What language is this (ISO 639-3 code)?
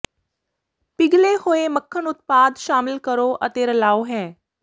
pan